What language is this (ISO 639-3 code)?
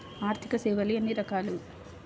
tel